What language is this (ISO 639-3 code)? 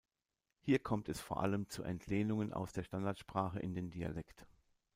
deu